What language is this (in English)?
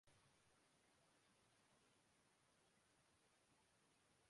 Urdu